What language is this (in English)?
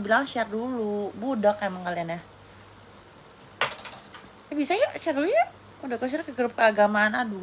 Indonesian